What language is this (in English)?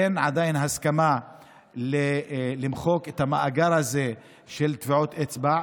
Hebrew